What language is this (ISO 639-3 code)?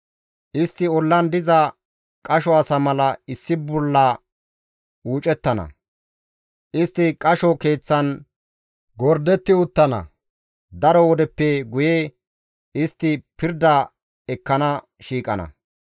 gmv